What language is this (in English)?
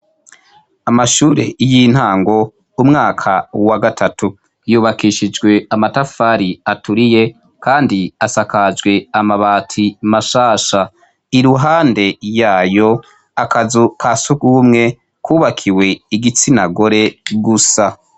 Rundi